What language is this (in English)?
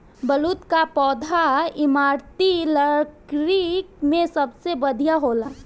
Bhojpuri